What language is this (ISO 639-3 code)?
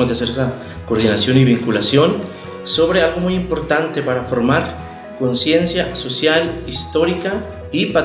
spa